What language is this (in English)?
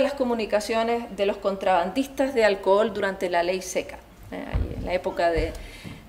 Spanish